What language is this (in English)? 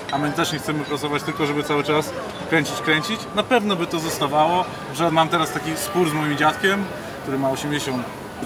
Polish